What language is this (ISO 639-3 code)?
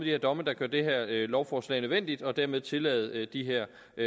dan